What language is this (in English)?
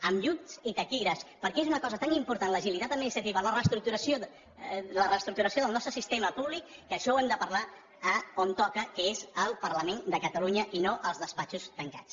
Catalan